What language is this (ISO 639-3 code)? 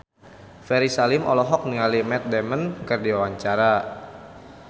sun